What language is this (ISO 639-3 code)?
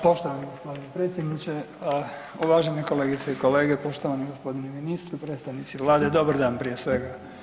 hrv